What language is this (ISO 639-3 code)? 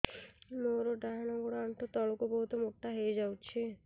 ori